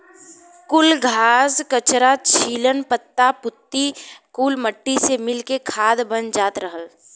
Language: Bhojpuri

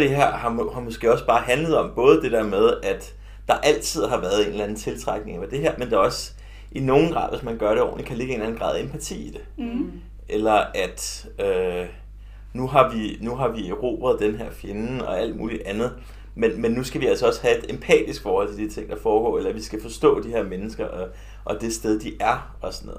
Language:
Danish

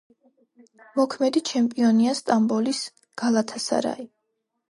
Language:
Georgian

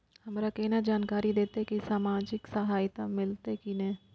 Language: Maithili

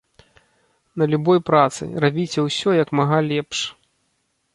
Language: Belarusian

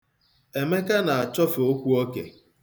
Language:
Igbo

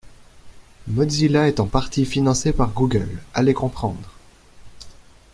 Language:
French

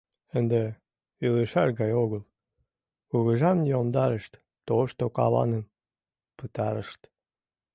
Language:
Mari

